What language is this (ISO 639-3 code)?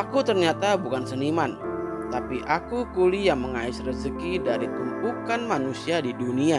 ind